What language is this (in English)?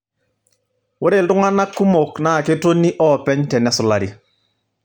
Masai